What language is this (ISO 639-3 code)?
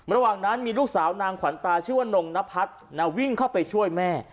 tha